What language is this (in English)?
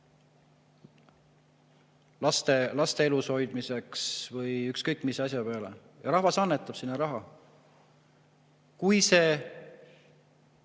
Estonian